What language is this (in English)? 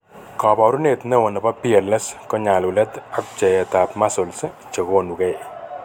Kalenjin